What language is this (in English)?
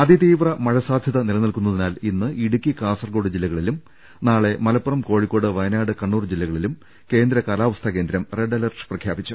Malayalam